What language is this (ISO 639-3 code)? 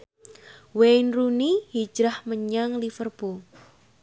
jav